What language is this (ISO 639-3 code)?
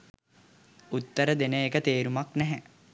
sin